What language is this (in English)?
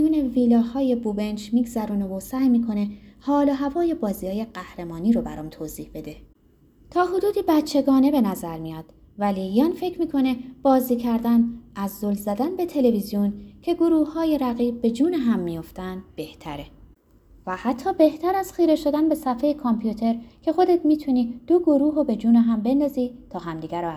Persian